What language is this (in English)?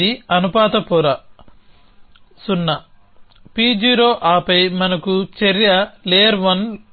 Telugu